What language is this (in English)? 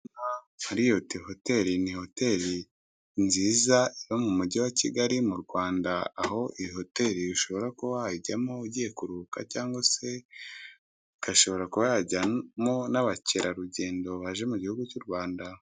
Kinyarwanda